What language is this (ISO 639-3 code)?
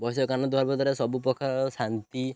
ori